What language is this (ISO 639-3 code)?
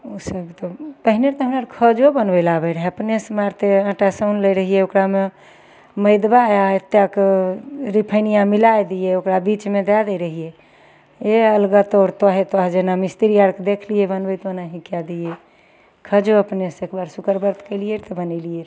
mai